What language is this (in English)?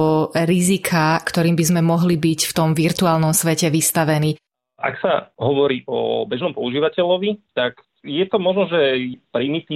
Slovak